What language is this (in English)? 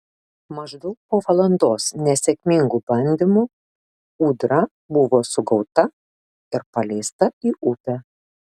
Lithuanian